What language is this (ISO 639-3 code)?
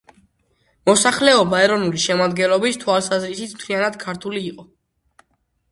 kat